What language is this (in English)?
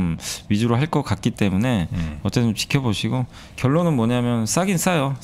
Korean